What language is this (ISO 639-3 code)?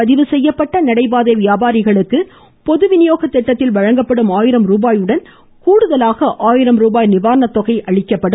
tam